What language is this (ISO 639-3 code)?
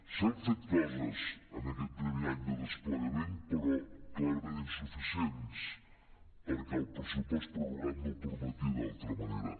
cat